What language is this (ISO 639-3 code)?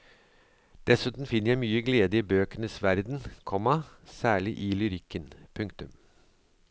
nor